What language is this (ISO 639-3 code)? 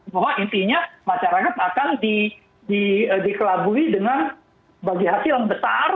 ind